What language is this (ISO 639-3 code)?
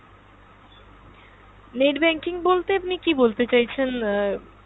ben